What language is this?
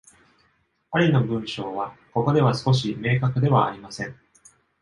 Japanese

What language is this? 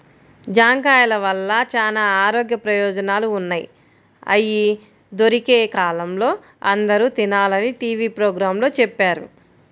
Telugu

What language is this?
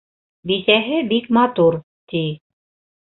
Bashkir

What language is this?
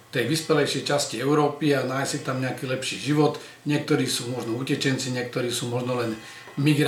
Slovak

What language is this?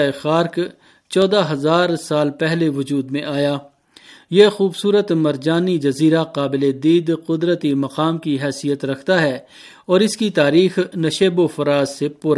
Urdu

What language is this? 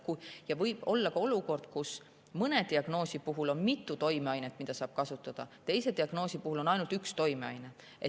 Estonian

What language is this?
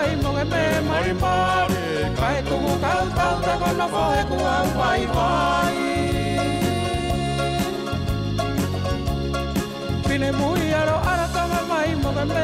French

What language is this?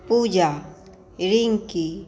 Maithili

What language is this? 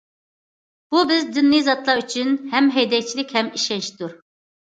Uyghur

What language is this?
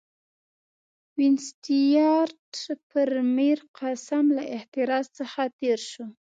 Pashto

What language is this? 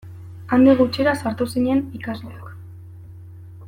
Basque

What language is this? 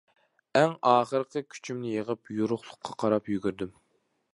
Uyghur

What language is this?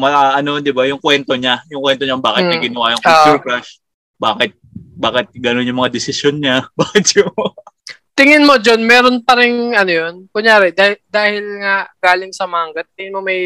Filipino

